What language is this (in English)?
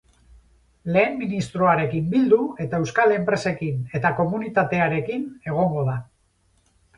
Basque